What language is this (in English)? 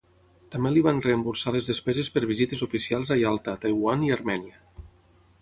Catalan